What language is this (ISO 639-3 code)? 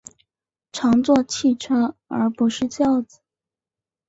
zho